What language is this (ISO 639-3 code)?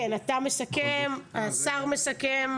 heb